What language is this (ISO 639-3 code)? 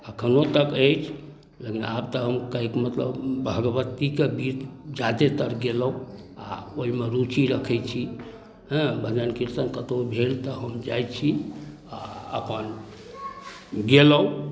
mai